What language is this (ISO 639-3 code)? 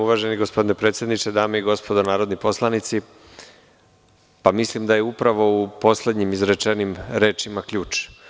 srp